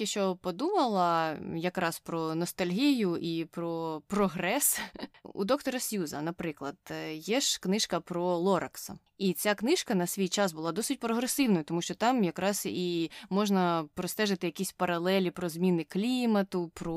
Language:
Ukrainian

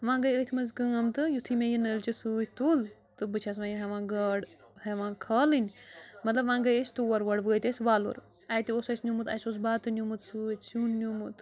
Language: Kashmiri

